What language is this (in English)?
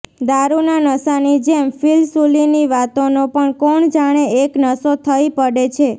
Gujarati